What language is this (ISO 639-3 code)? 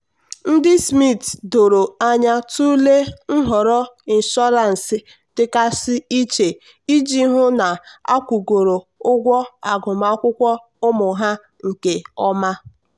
ibo